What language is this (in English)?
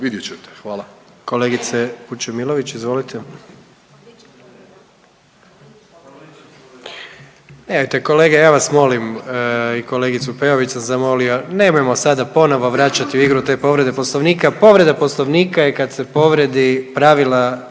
Croatian